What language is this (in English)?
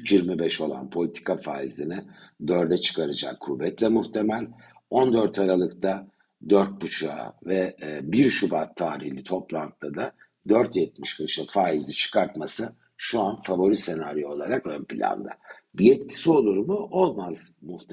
Turkish